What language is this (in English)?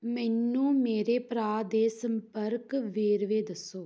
Punjabi